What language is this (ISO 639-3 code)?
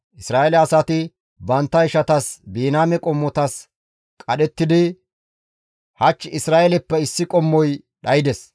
gmv